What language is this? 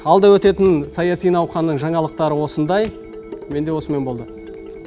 Kazakh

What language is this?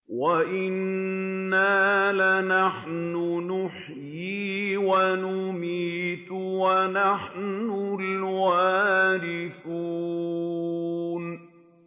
Arabic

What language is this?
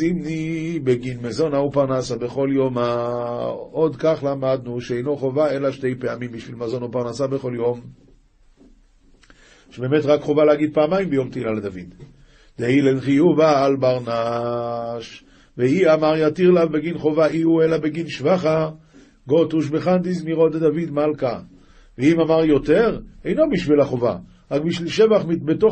Hebrew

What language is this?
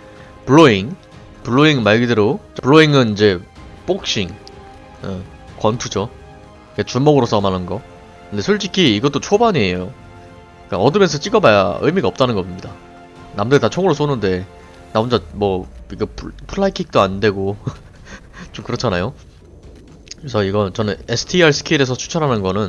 Korean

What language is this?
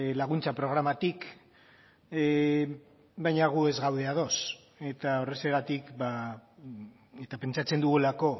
Basque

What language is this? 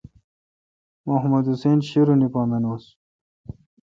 Kalkoti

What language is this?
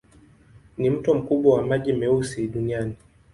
Swahili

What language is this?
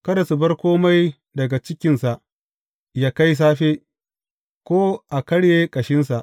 Hausa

